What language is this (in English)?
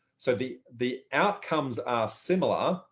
English